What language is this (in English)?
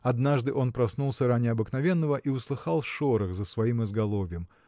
Russian